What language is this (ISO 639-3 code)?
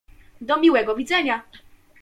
pol